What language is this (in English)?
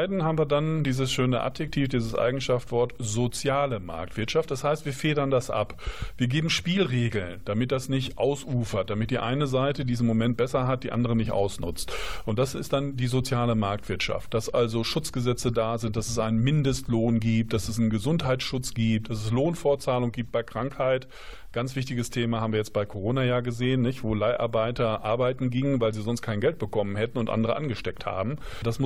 German